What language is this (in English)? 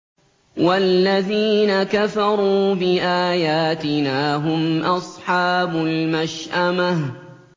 Arabic